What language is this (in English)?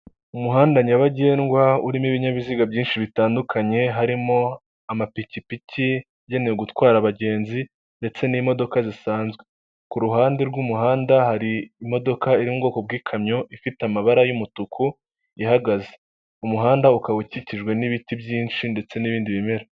Kinyarwanda